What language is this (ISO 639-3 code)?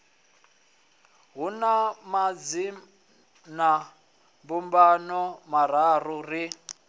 ven